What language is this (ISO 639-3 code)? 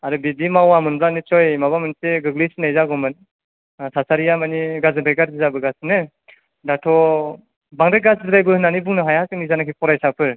brx